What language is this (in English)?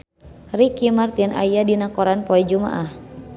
Sundanese